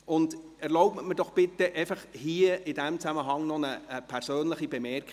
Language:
Swiss German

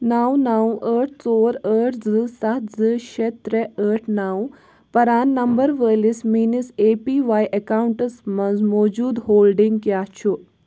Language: Kashmiri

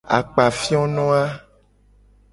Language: Gen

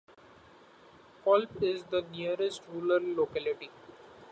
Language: English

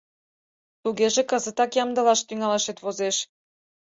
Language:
Mari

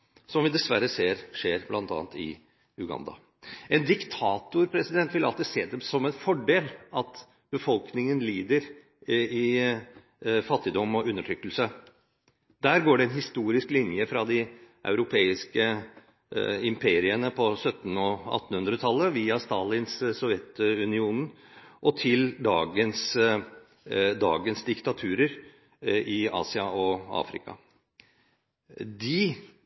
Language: Norwegian Bokmål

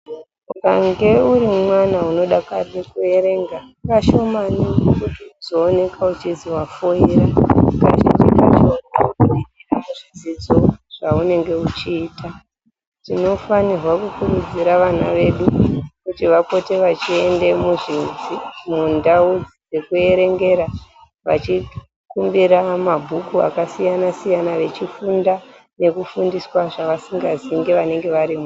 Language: Ndau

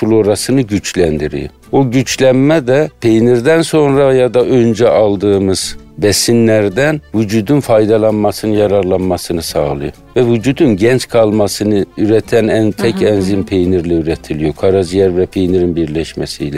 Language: Turkish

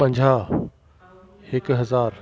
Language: Sindhi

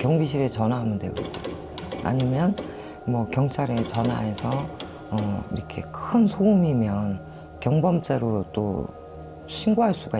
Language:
Korean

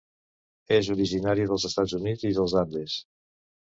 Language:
Catalan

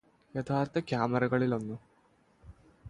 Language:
Malayalam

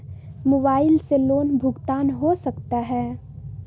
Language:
Magahi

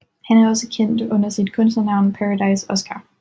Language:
Danish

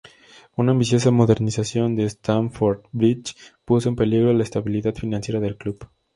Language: Spanish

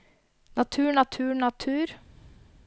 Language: Norwegian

